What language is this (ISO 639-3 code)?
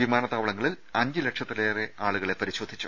mal